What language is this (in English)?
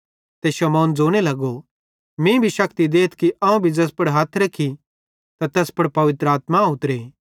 Bhadrawahi